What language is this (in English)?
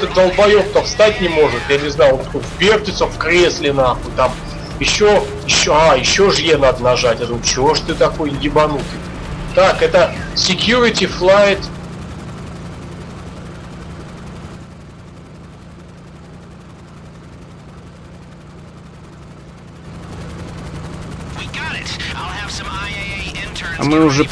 Russian